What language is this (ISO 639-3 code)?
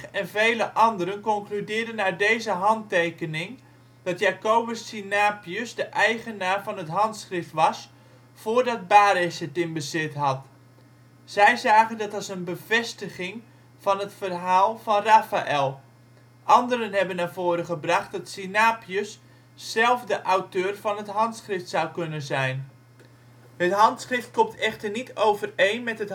nld